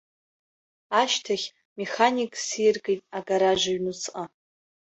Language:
Abkhazian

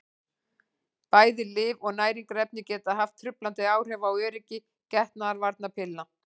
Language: Icelandic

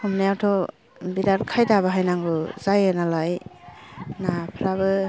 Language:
Bodo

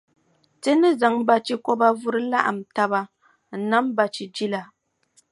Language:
Dagbani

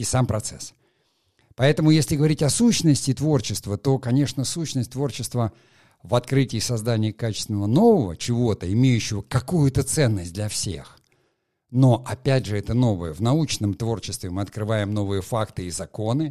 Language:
Russian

